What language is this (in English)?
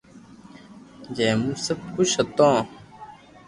Loarki